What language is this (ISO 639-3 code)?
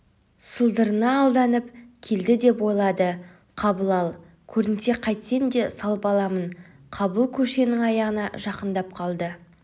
kaz